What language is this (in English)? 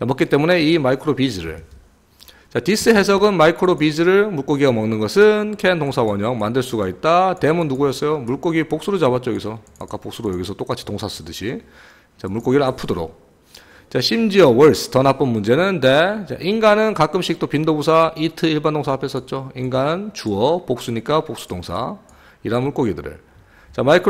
Korean